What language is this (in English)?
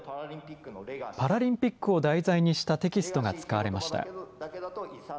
Japanese